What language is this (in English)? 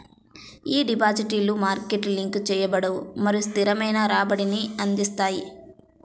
Telugu